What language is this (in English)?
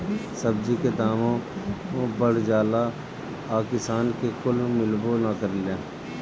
Bhojpuri